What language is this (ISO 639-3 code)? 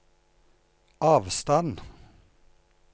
nor